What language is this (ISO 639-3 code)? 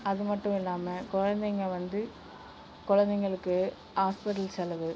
tam